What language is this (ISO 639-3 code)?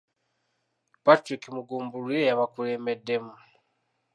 lug